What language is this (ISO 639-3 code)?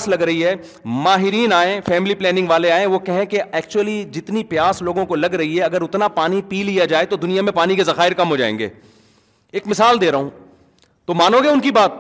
urd